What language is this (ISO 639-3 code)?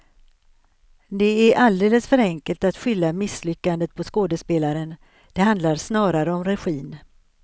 swe